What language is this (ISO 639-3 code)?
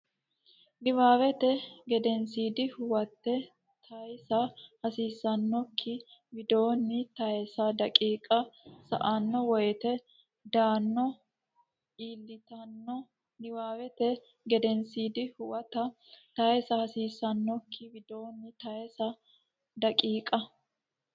sid